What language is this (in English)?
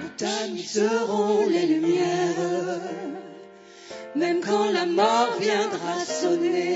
French